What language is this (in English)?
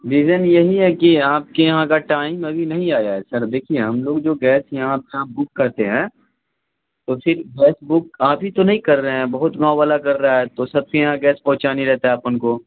Urdu